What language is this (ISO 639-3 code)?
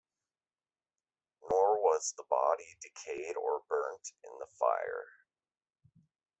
eng